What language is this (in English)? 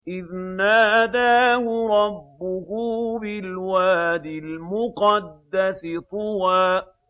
Arabic